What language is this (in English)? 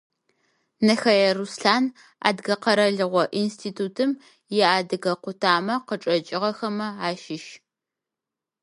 Adyghe